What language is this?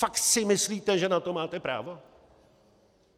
Czech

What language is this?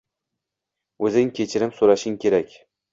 Uzbek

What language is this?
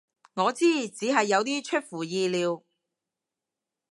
Cantonese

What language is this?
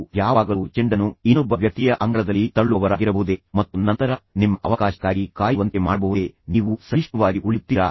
Kannada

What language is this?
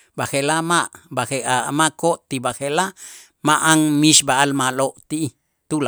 Itzá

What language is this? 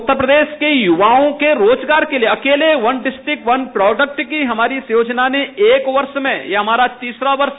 Hindi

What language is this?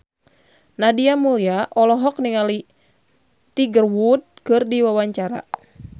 Sundanese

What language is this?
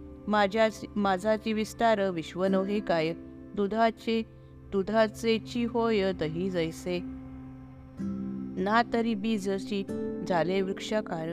Marathi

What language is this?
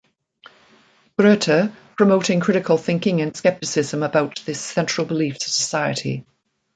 English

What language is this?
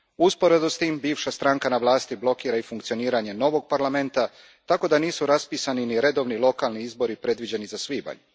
Croatian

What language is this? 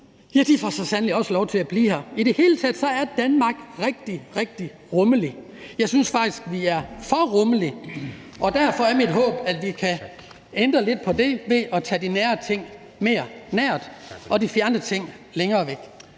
Danish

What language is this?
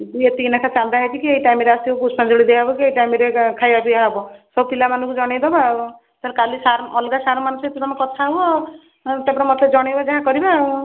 Odia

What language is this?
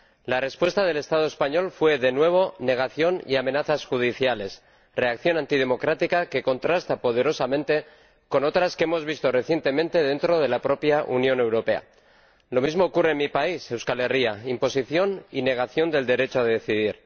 Spanish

